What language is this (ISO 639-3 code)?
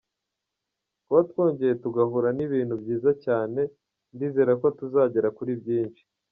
kin